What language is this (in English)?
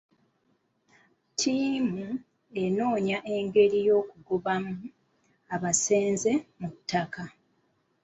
Ganda